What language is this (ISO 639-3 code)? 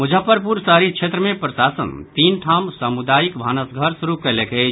mai